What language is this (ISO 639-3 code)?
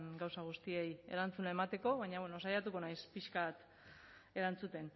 eus